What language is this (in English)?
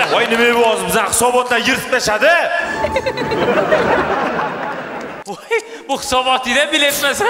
Turkish